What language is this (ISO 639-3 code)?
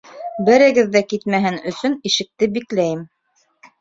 bak